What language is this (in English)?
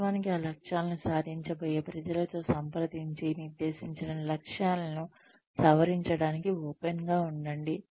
Telugu